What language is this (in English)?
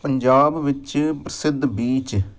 Punjabi